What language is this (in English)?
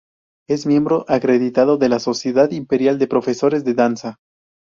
Spanish